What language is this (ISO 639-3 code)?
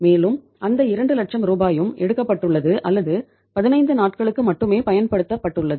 tam